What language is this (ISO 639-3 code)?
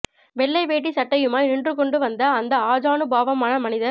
tam